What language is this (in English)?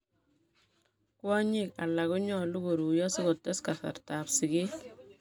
Kalenjin